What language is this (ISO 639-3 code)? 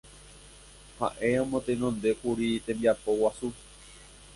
grn